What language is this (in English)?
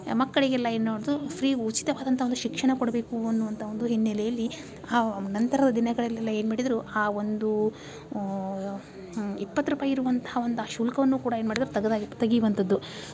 Kannada